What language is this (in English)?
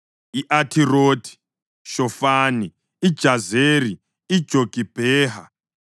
North Ndebele